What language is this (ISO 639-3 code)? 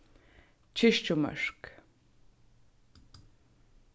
fao